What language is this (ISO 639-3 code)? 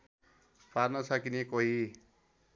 nep